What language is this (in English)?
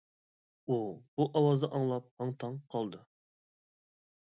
Uyghur